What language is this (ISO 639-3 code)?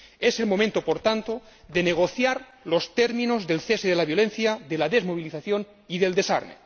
spa